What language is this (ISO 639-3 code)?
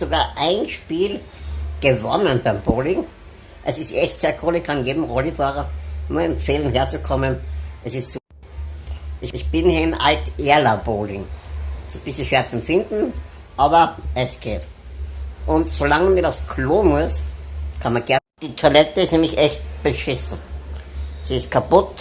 deu